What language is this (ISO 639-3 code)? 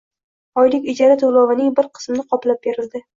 uzb